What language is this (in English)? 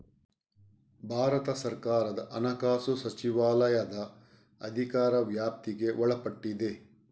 Kannada